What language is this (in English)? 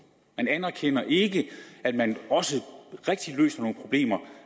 Danish